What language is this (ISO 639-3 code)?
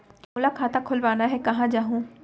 hne